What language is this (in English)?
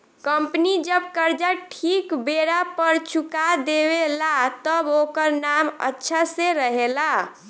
Bhojpuri